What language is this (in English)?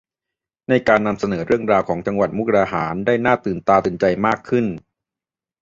Thai